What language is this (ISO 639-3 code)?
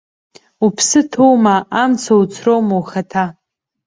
abk